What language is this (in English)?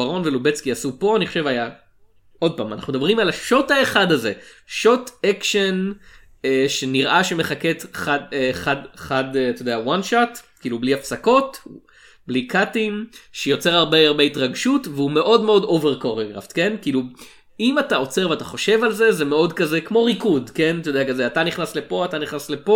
Hebrew